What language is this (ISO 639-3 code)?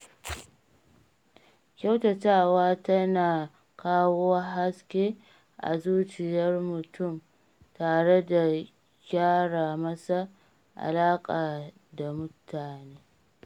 hau